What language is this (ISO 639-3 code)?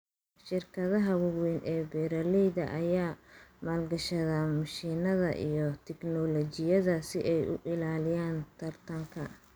som